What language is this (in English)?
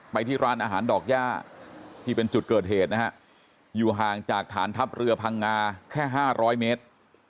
Thai